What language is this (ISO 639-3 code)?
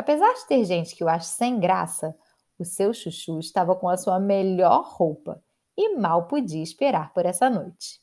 por